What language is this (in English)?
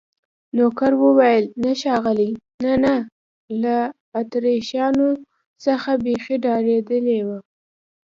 Pashto